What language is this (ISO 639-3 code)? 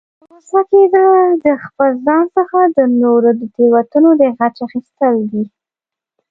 pus